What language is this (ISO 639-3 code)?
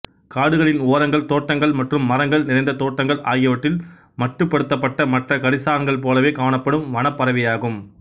tam